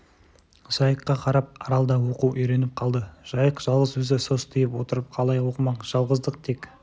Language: Kazakh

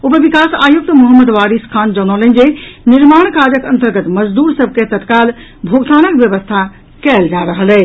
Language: Maithili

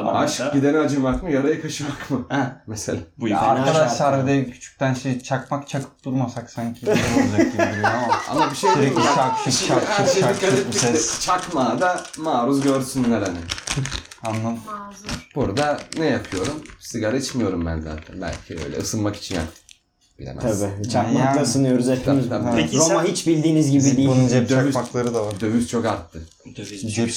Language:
Turkish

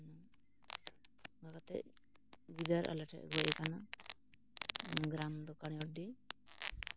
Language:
Santali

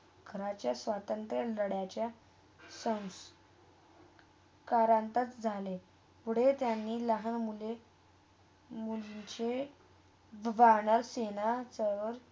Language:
Marathi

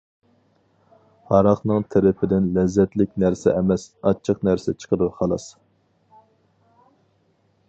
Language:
Uyghur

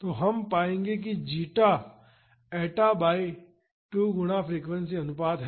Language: Hindi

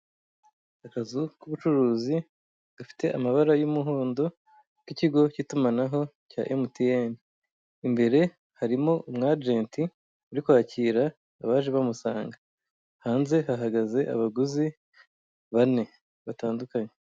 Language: Kinyarwanda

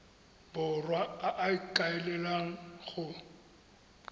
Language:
Tswana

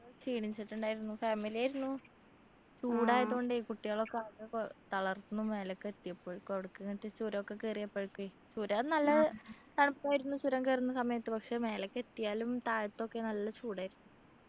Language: Malayalam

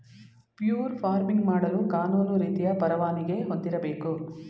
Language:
Kannada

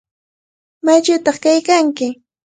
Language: Cajatambo North Lima Quechua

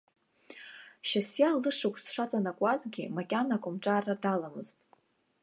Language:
Abkhazian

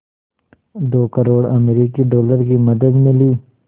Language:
Hindi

